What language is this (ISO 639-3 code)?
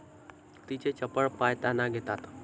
mar